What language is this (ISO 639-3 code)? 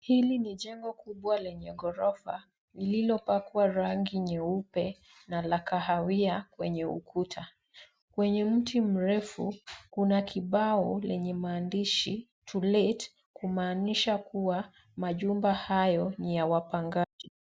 swa